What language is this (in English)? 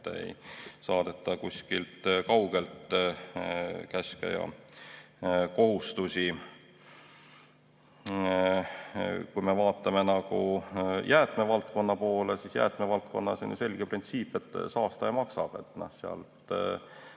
Estonian